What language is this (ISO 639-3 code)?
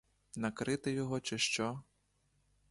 ukr